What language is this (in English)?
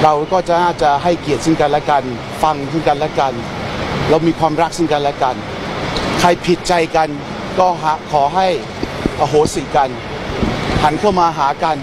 Thai